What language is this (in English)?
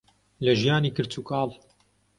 Central Kurdish